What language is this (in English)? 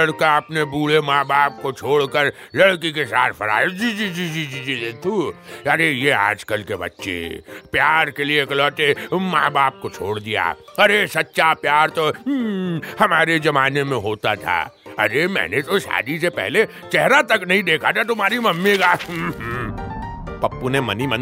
Hindi